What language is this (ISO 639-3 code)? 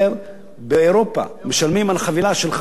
heb